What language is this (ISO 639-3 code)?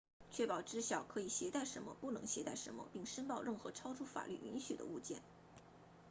zho